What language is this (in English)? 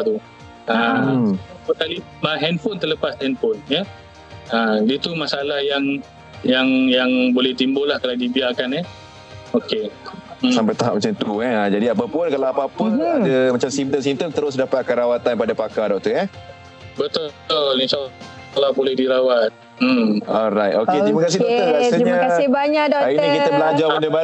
Malay